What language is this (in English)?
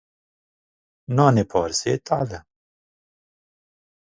Kurdish